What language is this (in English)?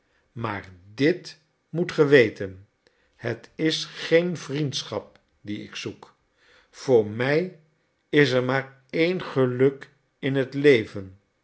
Dutch